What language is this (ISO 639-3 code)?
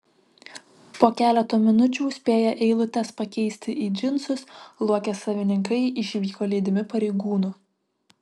lit